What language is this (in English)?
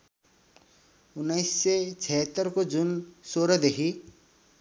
Nepali